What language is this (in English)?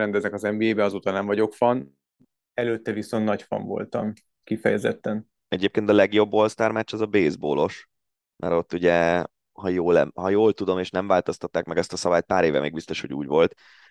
Hungarian